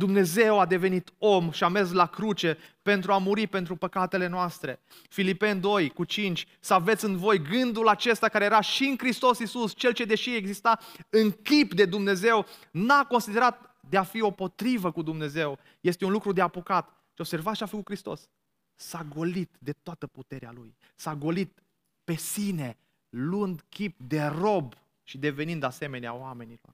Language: Romanian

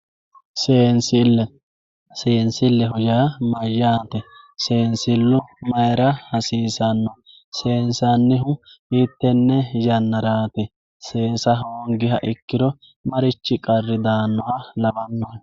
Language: Sidamo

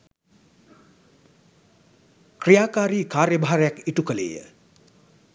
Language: Sinhala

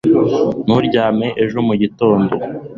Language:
Kinyarwanda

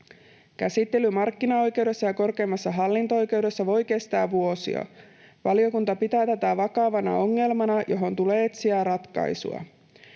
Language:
Finnish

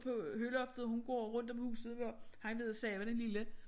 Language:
Danish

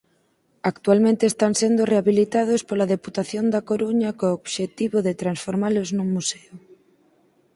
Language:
Galician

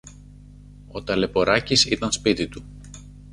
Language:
Greek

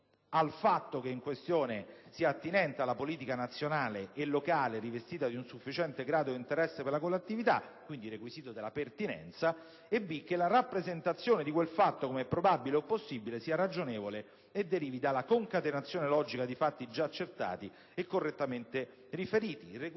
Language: Italian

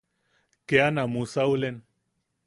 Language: Yaqui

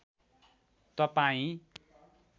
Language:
Nepali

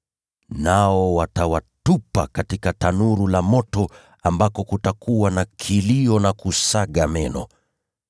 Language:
Swahili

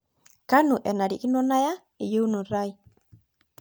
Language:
Masai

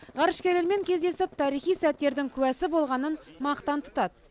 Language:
Kazakh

